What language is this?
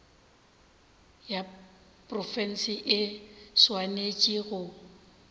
Northern Sotho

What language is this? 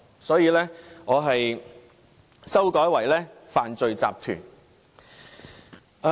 Cantonese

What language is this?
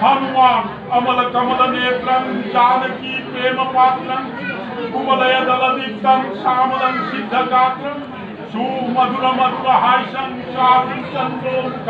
Thai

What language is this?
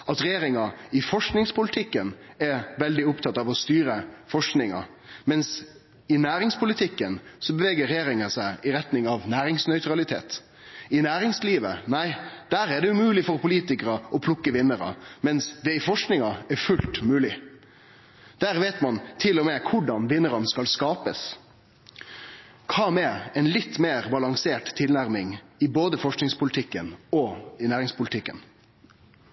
Norwegian Nynorsk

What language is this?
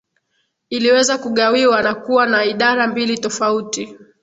Swahili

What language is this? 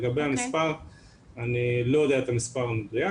Hebrew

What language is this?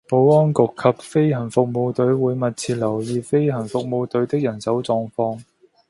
Cantonese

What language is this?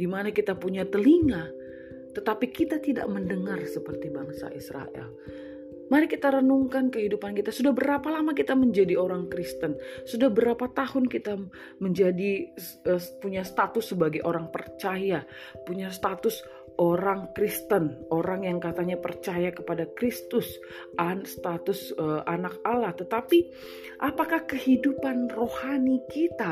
Indonesian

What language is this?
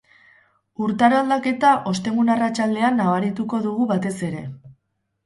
Basque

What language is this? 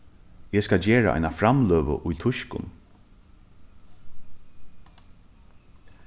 Faroese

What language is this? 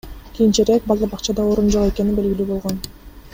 Kyrgyz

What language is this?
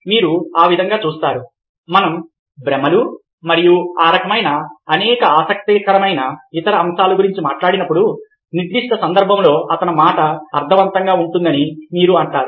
Telugu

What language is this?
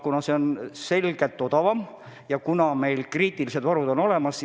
Estonian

